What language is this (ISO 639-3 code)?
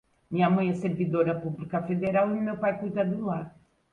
por